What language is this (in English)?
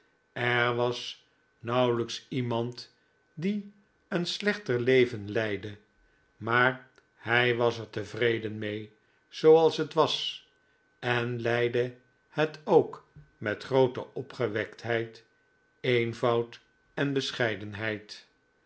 Dutch